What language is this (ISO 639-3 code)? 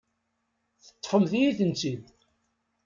kab